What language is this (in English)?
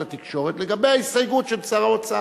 Hebrew